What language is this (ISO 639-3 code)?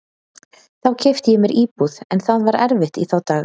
isl